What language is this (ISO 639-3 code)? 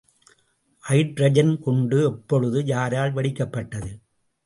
tam